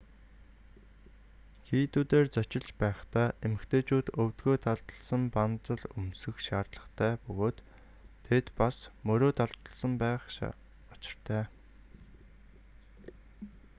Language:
Mongolian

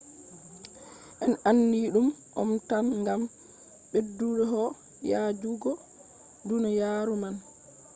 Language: Fula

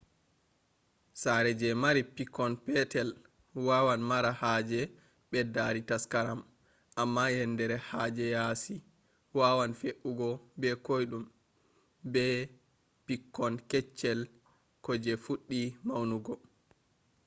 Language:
Fula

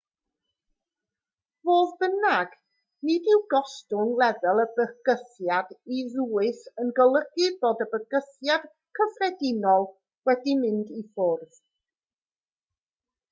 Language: Welsh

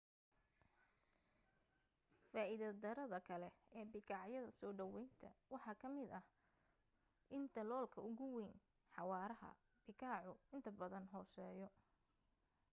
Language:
Somali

